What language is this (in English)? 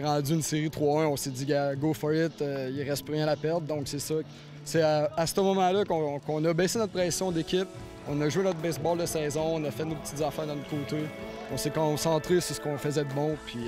French